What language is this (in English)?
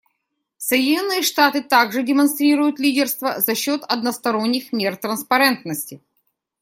Russian